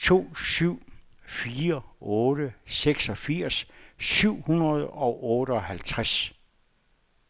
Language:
Danish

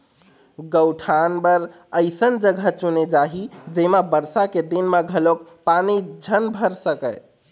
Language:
Chhattisgarhi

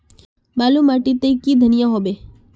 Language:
Magahi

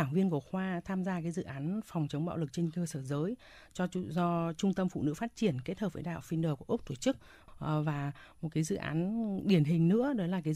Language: Vietnamese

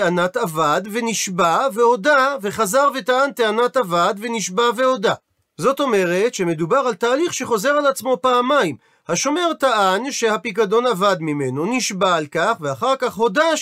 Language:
Hebrew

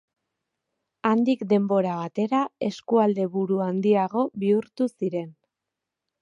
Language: Basque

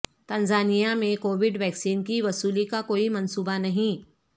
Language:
Urdu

